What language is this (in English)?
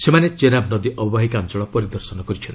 Odia